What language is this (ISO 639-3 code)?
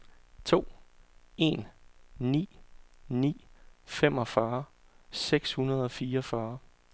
dan